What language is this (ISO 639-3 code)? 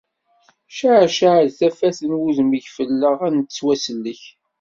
kab